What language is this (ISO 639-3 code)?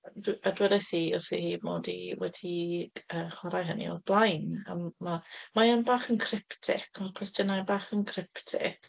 cym